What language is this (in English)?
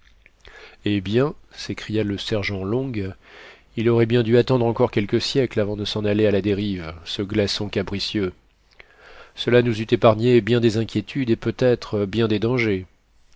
French